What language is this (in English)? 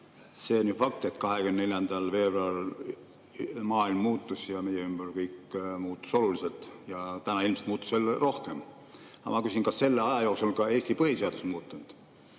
Estonian